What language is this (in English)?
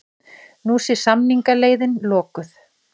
Icelandic